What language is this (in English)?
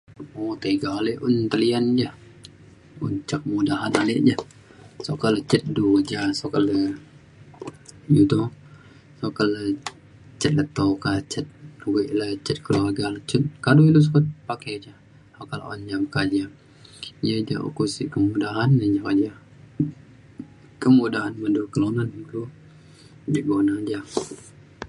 Mainstream Kenyah